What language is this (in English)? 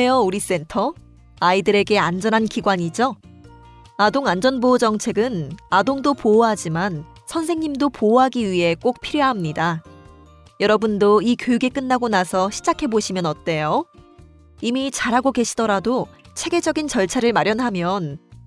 Korean